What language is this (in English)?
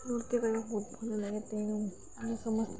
Odia